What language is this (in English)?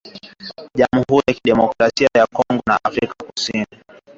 Swahili